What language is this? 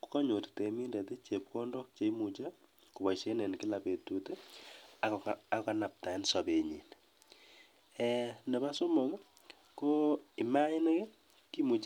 Kalenjin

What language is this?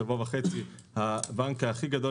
Hebrew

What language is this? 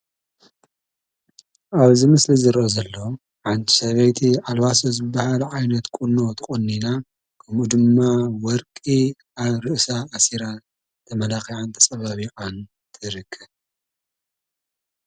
Tigrinya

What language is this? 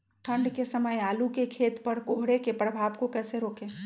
Magahi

